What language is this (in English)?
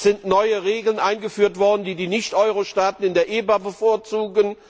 German